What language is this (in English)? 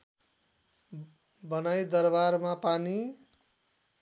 Nepali